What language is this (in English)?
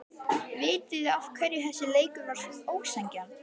Icelandic